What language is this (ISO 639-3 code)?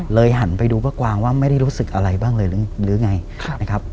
tha